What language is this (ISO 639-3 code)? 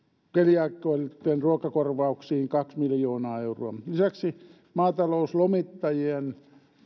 fin